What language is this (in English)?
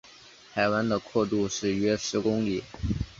Chinese